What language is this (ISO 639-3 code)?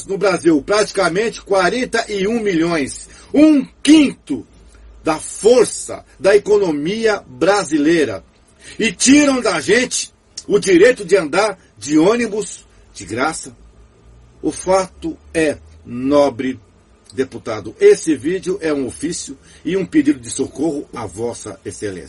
por